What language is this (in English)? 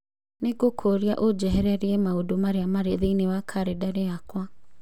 Kikuyu